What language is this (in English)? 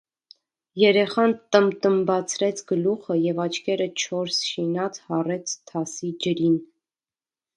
Armenian